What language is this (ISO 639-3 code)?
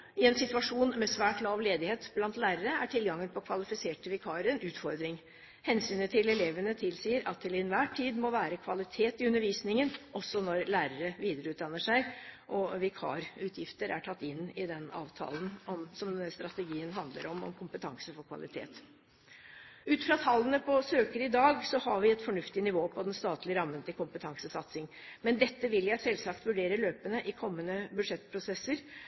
nob